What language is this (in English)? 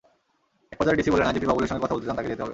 Bangla